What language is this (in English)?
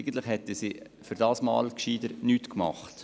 Swiss German